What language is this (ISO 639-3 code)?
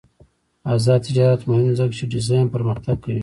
pus